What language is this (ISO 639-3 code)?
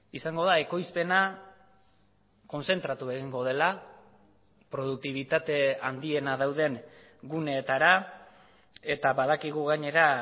eus